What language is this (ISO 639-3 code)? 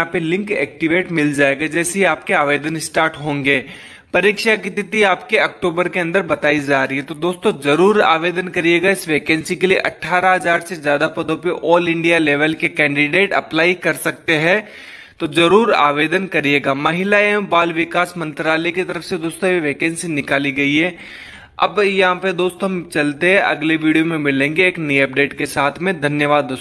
hin